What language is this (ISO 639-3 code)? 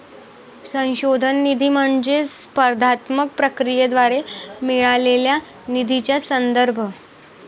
mar